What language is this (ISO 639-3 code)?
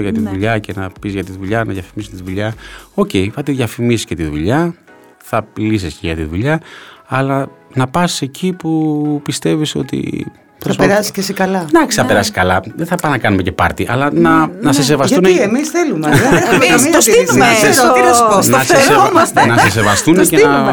ell